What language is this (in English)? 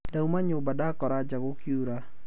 Kikuyu